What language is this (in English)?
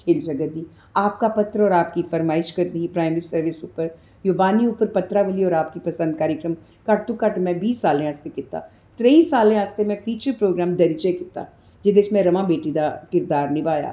Dogri